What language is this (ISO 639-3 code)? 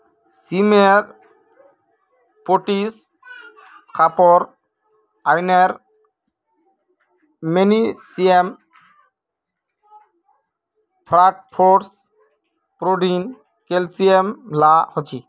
mag